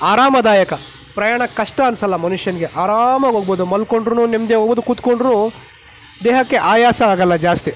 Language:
Kannada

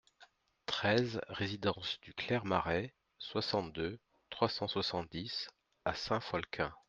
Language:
French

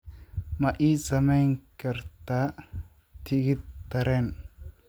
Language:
Somali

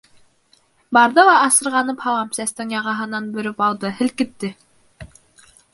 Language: Bashkir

